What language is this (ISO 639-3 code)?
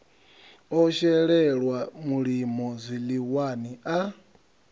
ven